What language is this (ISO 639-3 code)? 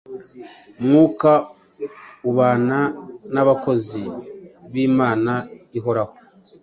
kin